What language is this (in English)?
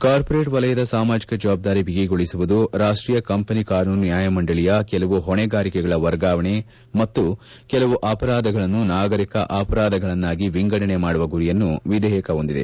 Kannada